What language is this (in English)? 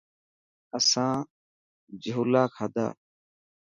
Dhatki